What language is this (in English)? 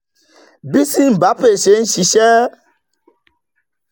Yoruba